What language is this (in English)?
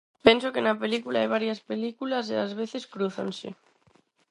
Galician